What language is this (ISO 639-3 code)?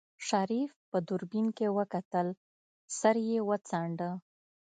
pus